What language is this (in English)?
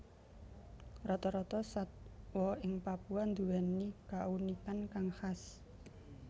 Javanese